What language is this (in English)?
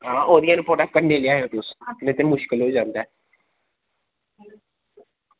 Dogri